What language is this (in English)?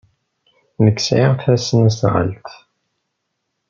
Kabyle